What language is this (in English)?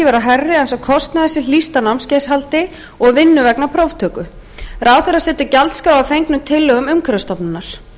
Icelandic